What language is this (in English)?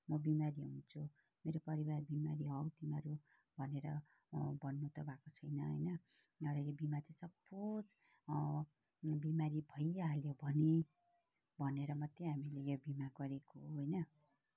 Nepali